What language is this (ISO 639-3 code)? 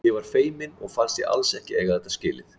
isl